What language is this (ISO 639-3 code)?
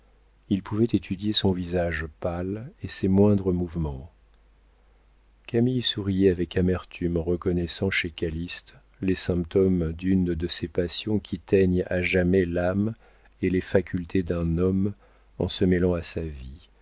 fra